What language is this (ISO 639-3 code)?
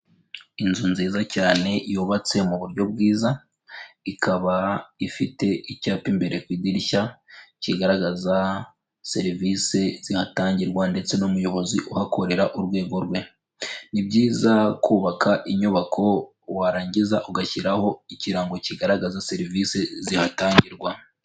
kin